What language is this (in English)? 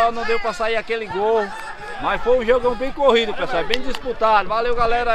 Portuguese